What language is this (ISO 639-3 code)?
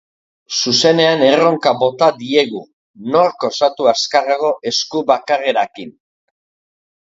eus